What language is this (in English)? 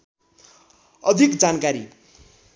Nepali